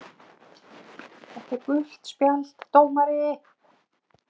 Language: Icelandic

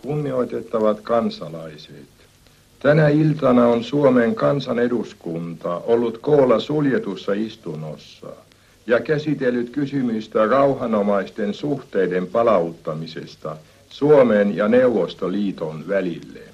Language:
Finnish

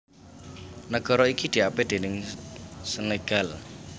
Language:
Javanese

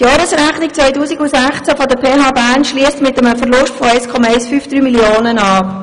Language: Swiss German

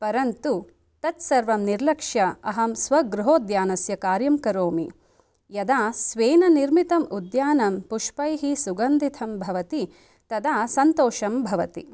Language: Sanskrit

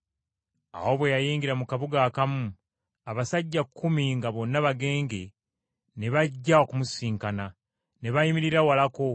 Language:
Ganda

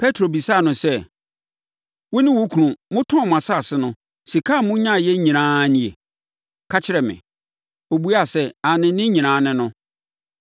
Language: Akan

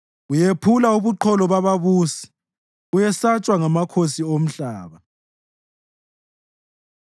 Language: North Ndebele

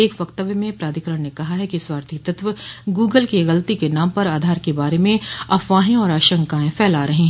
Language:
Hindi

